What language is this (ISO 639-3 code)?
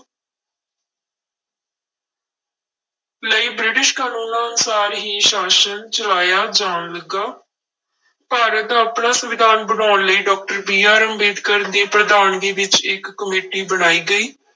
pan